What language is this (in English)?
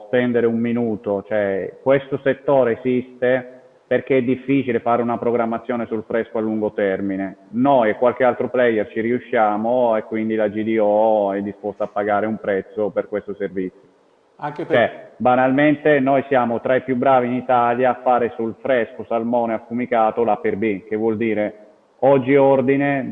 Italian